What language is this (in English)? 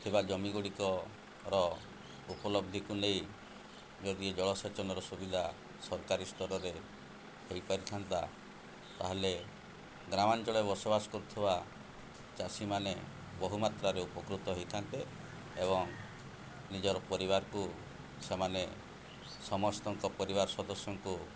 Odia